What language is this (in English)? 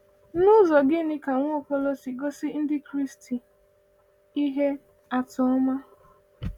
Igbo